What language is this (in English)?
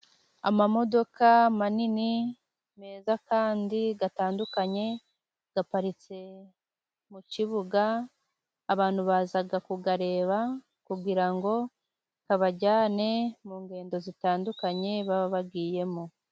Kinyarwanda